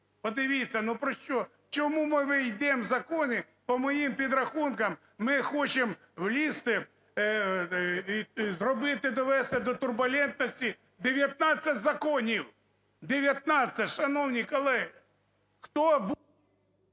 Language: Ukrainian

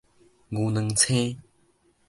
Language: Min Nan Chinese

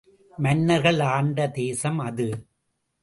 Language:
Tamil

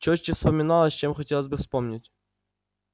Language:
Russian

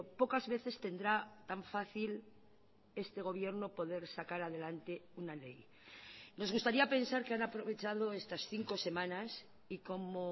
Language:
Spanish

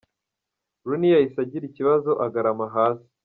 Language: Kinyarwanda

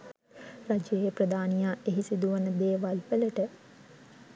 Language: Sinhala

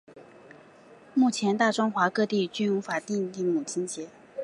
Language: Chinese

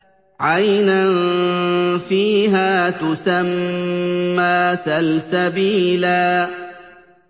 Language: Arabic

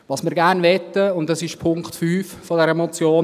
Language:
Swiss German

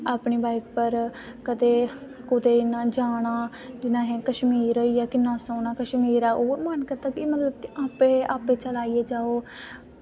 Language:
Dogri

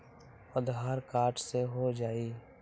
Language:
Magahi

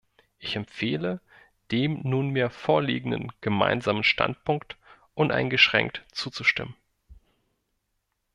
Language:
German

